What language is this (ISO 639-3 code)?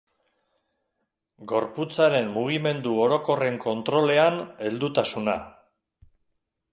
eus